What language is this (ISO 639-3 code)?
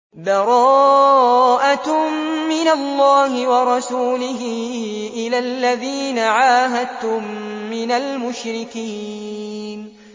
ara